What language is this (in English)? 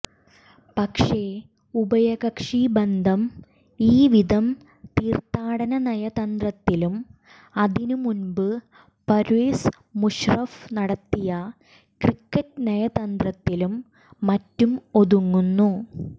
Malayalam